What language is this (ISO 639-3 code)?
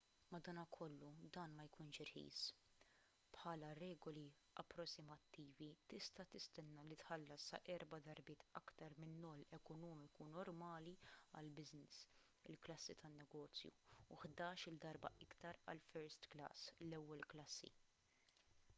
mlt